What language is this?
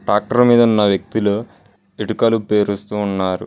Telugu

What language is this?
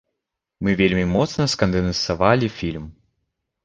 Belarusian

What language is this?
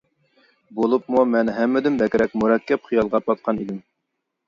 Uyghur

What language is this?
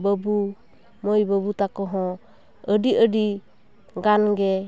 Santali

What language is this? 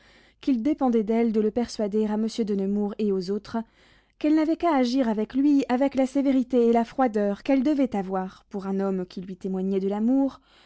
French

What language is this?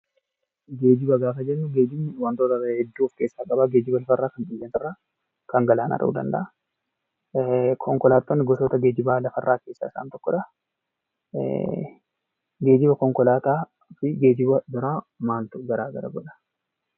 Oromo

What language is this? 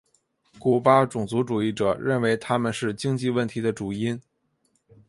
Chinese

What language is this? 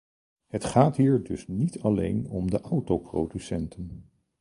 Dutch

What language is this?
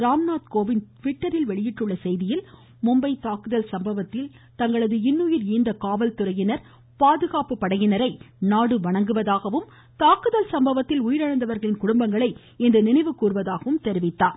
Tamil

